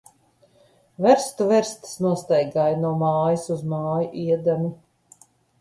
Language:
Latvian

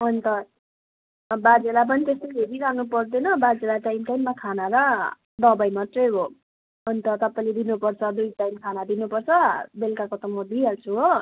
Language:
Nepali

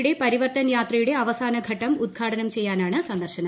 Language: Malayalam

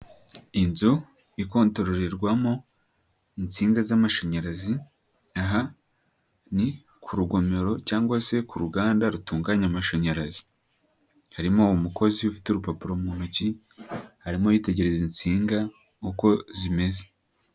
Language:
Kinyarwanda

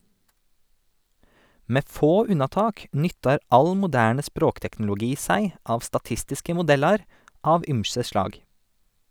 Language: Norwegian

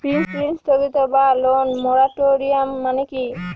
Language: Bangla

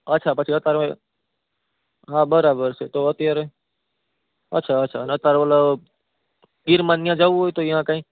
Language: Gujarati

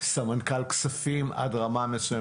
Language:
Hebrew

